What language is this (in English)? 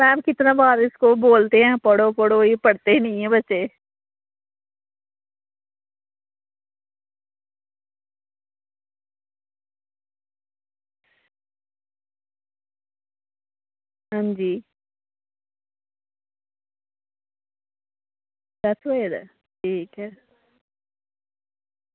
Dogri